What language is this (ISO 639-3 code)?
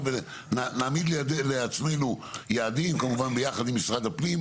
heb